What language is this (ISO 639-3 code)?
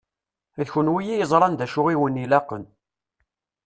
kab